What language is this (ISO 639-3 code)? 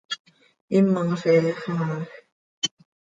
sei